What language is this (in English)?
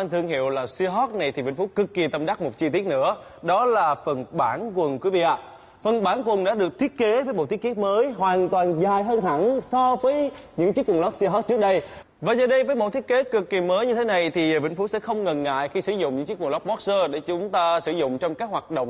Vietnamese